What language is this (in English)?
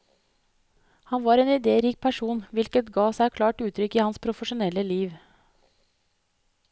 Norwegian